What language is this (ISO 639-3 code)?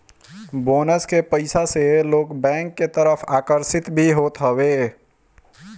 bho